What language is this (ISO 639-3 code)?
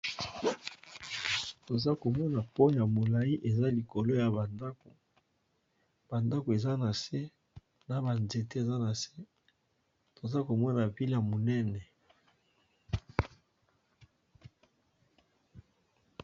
lin